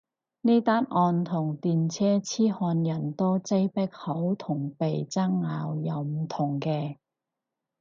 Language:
Cantonese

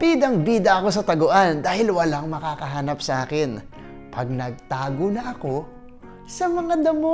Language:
Filipino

